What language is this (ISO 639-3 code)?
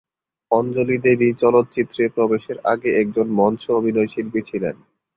ben